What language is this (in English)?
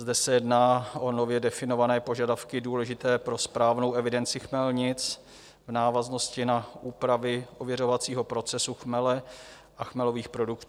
Czech